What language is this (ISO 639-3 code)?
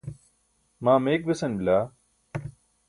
bsk